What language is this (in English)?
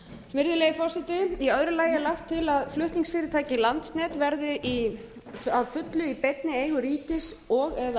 Icelandic